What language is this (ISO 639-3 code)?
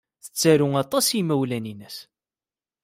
kab